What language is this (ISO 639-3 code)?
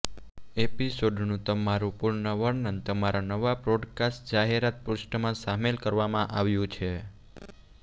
guj